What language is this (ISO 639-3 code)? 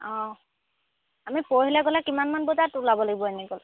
asm